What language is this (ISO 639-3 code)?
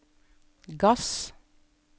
nor